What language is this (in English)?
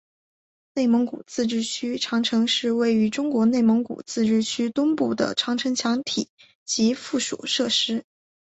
Chinese